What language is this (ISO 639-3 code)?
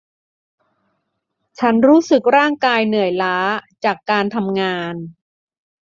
tha